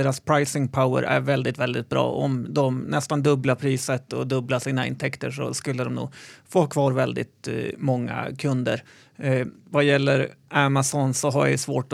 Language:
Swedish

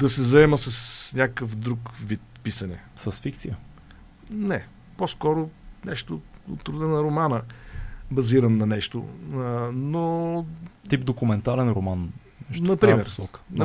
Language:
Bulgarian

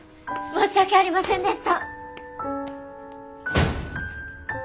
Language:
Japanese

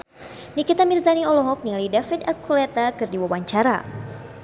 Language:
Sundanese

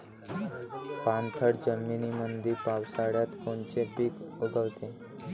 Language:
Marathi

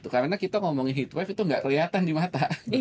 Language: Indonesian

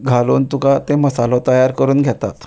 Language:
Konkani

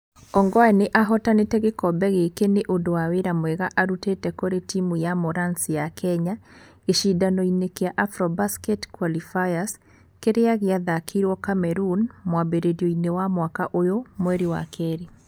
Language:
Kikuyu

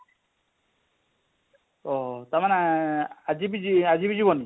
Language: Odia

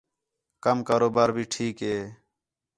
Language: Khetrani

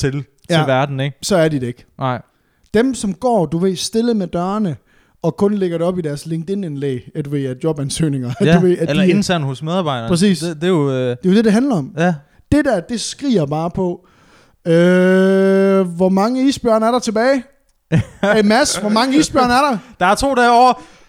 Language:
Danish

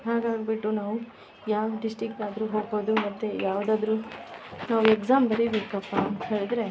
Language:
Kannada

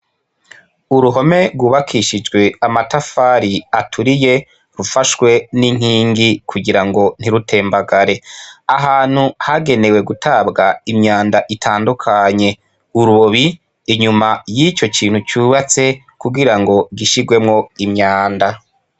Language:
Rundi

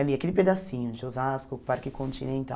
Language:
Portuguese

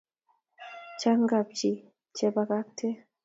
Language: Kalenjin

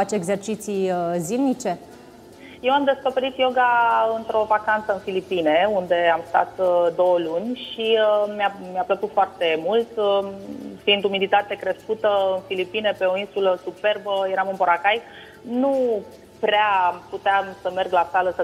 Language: Romanian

